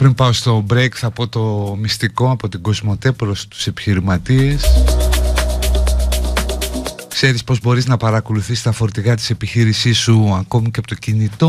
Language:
Greek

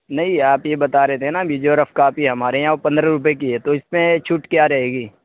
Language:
Urdu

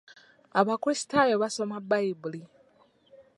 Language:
Ganda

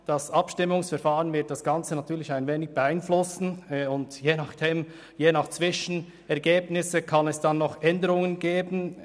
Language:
Swiss German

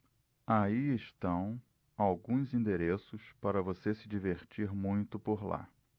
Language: Portuguese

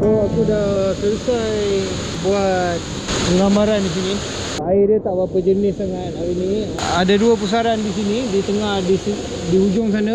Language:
Malay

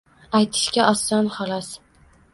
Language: Uzbek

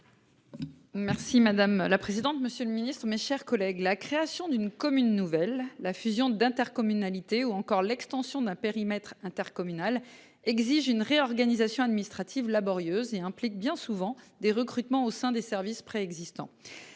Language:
French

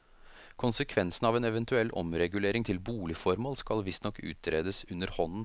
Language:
Norwegian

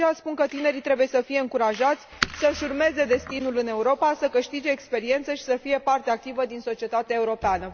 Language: Romanian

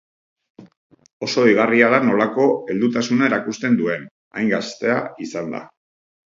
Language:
Basque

